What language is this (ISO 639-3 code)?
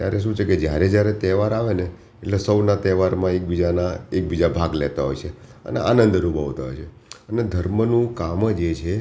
guj